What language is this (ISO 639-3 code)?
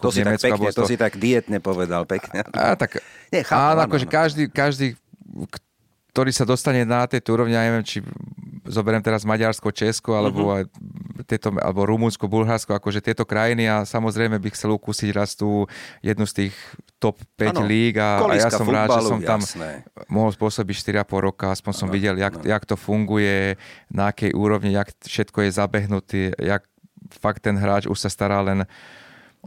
slk